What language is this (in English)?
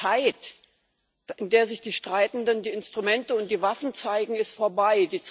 German